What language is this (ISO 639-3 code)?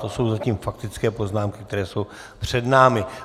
ces